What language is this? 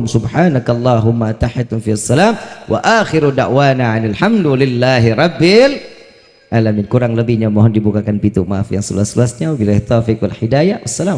Indonesian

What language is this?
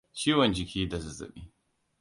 Hausa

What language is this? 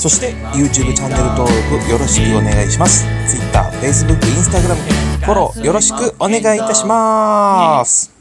Japanese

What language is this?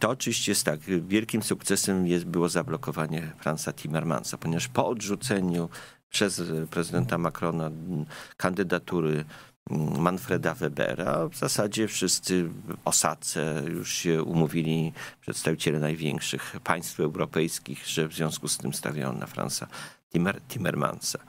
Polish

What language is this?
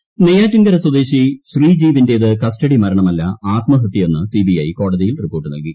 Malayalam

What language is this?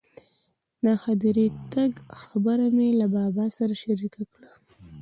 Pashto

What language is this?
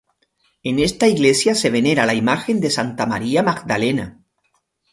Spanish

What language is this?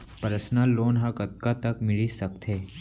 Chhattisgarhi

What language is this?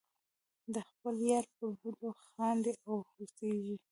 Pashto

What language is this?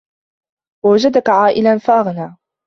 Arabic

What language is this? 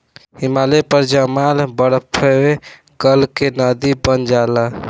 Bhojpuri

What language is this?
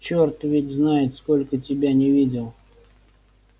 Russian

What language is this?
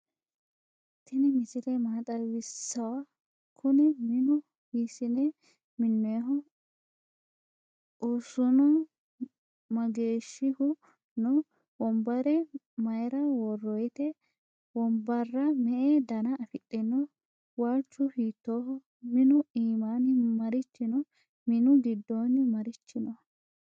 Sidamo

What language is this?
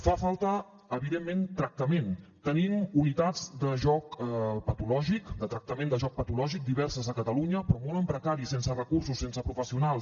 Catalan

